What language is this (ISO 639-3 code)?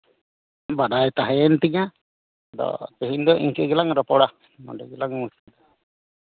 sat